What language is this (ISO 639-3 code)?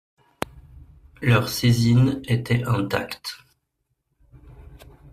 fra